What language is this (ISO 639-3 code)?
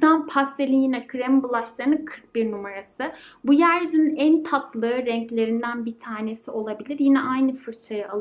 tur